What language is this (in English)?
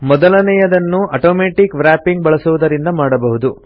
Kannada